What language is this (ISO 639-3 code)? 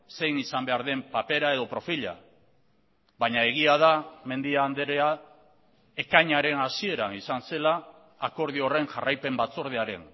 eus